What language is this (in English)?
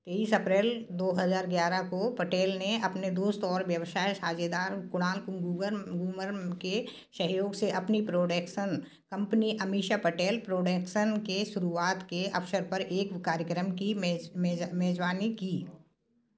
Hindi